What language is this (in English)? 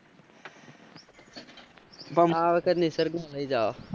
Gujarati